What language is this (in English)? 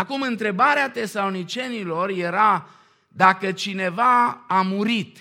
Romanian